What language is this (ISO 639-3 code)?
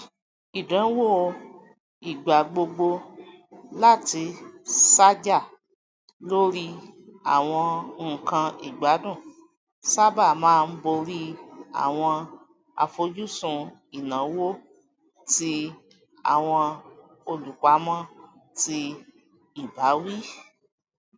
yor